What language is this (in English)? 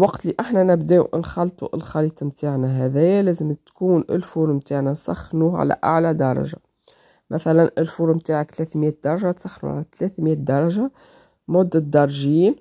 Arabic